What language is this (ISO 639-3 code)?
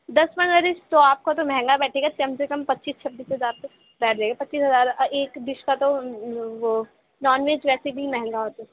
urd